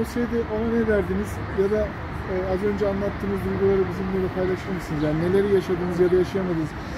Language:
Turkish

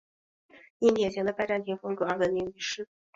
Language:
Chinese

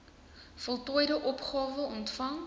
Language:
Afrikaans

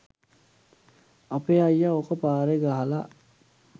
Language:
Sinhala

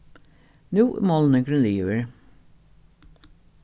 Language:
Faroese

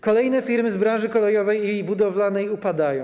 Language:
Polish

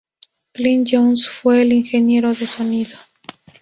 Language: Spanish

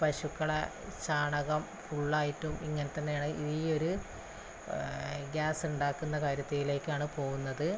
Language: Malayalam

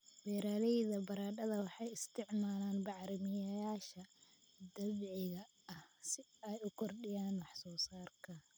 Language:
Somali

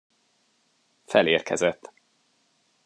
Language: Hungarian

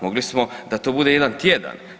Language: Croatian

